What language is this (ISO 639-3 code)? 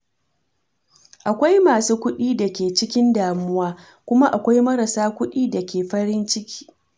hau